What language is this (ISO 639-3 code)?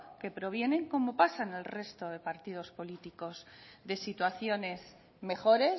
spa